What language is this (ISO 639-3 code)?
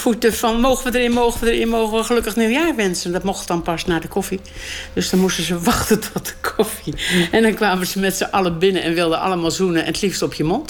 nld